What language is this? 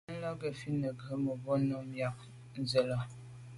Medumba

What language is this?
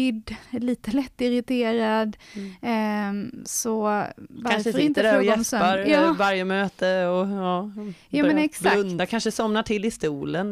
Swedish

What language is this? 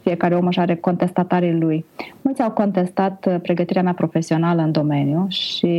Romanian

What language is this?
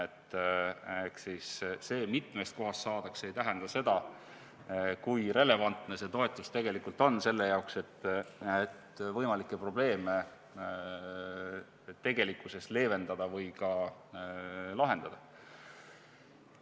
Estonian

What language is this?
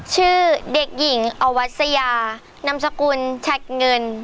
Thai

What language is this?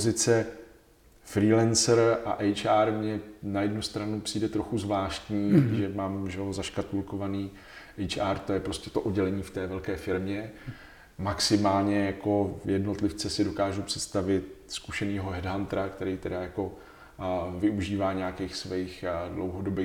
Czech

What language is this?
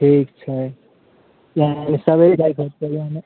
Maithili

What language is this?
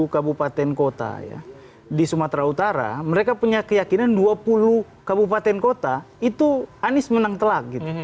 Indonesian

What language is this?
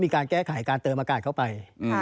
Thai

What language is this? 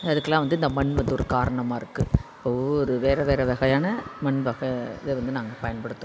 Tamil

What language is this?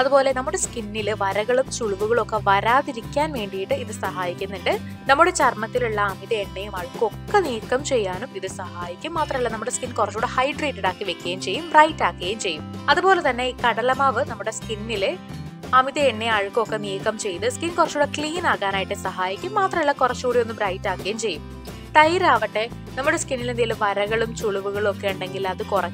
Indonesian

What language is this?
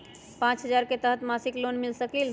Magahi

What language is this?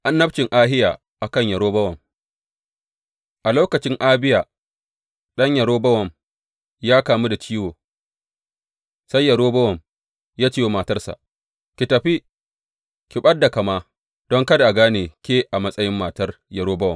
Hausa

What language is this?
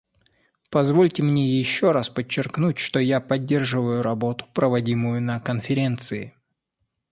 Russian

